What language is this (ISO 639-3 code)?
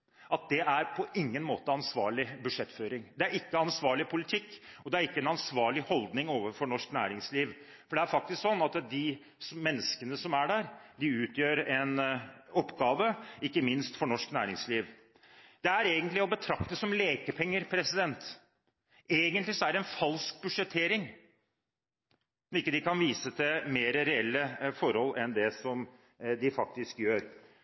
nob